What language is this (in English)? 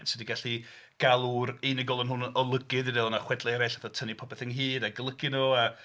Welsh